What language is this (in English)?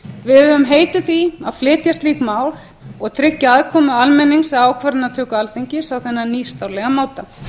Icelandic